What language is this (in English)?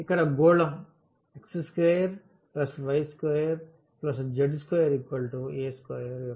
Telugu